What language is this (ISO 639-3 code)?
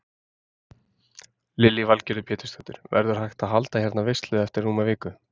isl